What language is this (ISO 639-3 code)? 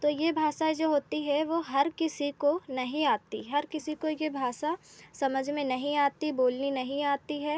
hin